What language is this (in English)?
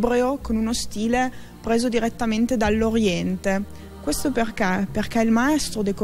Italian